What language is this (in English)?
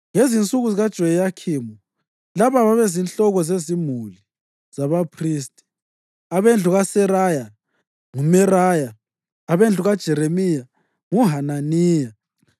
North Ndebele